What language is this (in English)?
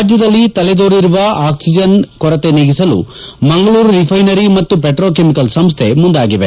Kannada